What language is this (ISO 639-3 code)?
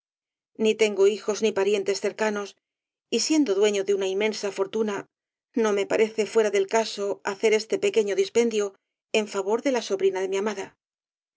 spa